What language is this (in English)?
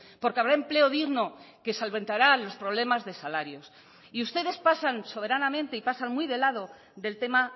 Spanish